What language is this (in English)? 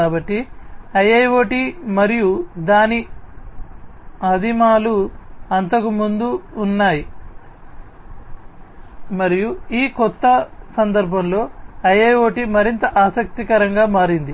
Telugu